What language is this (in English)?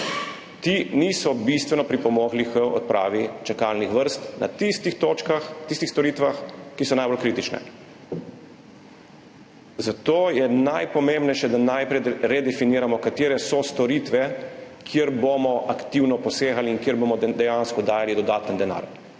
Slovenian